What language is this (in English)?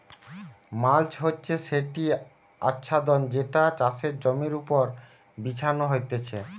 Bangla